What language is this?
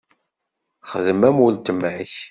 Kabyle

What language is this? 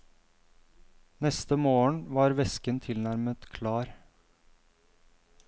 Norwegian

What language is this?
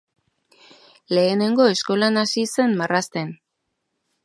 Basque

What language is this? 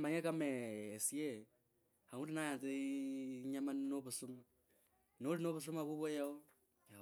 Kabras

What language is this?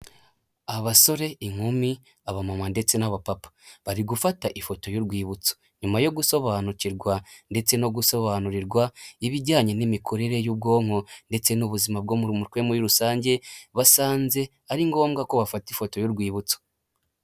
Kinyarwanda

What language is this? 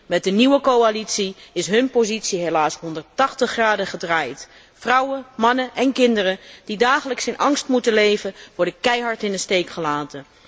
Dutch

